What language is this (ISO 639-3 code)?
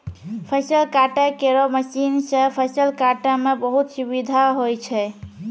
mai